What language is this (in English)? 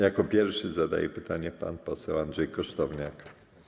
Polish